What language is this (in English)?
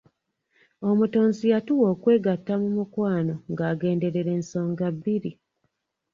Ganda